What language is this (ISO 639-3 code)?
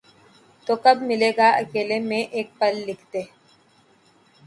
urd